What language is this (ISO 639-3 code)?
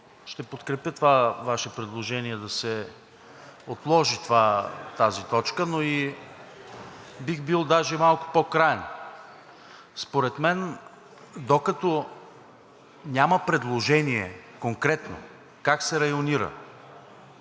bul